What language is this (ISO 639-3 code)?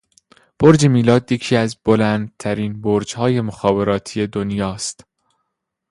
fas